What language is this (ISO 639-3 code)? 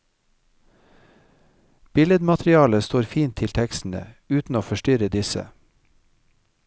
nor